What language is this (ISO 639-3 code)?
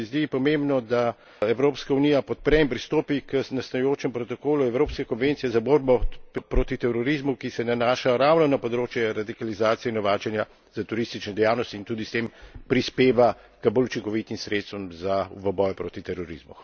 slv